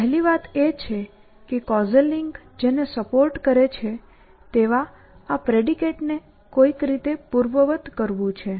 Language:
Gujarati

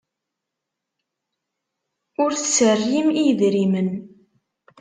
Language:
Kabyle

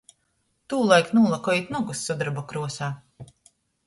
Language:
Latgalian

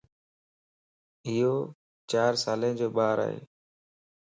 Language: Lasi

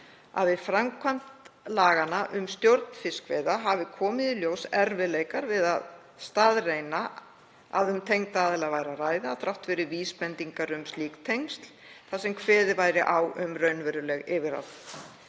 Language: Icelandic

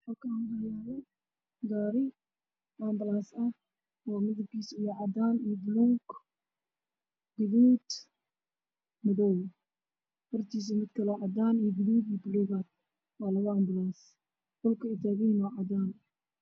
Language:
Somali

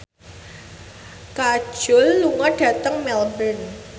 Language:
Javanese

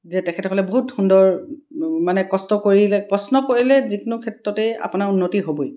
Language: Assamese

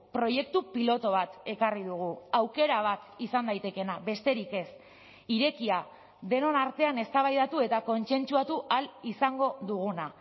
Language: Basque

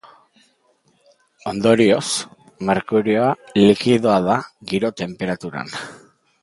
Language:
Basque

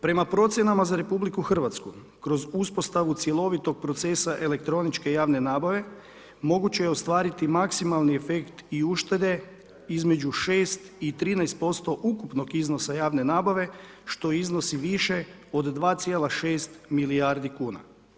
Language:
Croatian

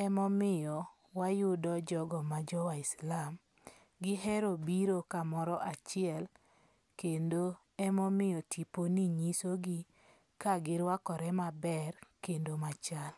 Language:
Luo (Kenya and Tanzania)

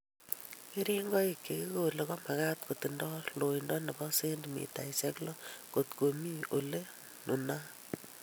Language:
Kalenjin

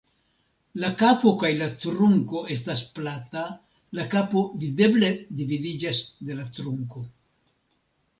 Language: Esperanto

